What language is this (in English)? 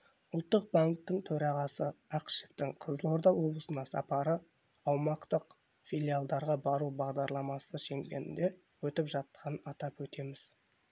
Kazakh